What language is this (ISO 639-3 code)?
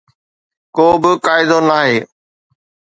snd